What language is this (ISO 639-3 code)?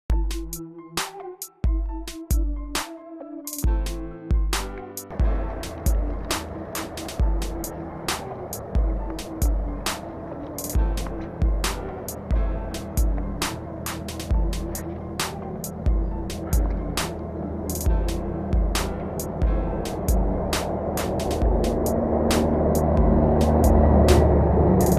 nld